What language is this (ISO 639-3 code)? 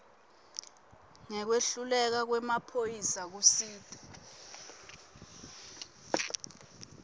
ssw